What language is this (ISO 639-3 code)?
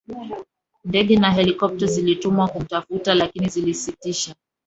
swa